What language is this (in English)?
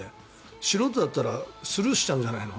Japanese